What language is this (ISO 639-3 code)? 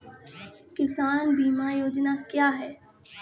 mai